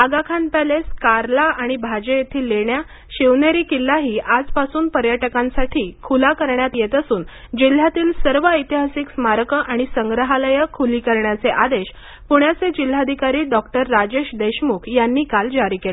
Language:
Marathi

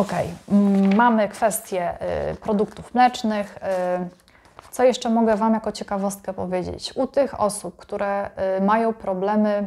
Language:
Polish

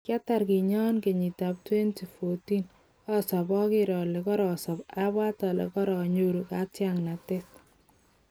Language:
Kalenjin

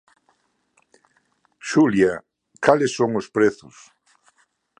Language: Galician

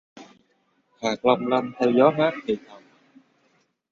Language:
Vietnamese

